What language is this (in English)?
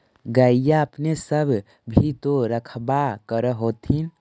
Magahi